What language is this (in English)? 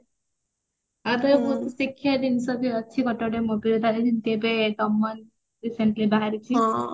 Odia